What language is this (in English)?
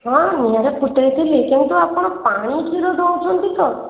Odia